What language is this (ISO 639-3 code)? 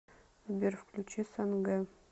rus